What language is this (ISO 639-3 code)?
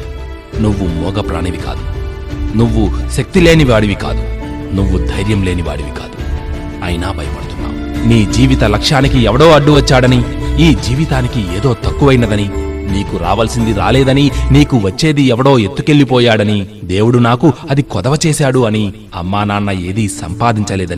tel